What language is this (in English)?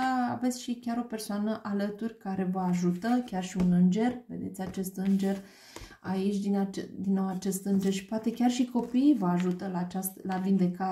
Romanian